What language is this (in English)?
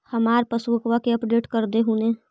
Magahi